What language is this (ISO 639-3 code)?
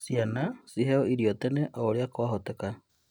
kik